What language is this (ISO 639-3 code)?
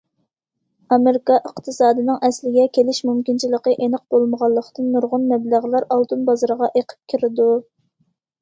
uig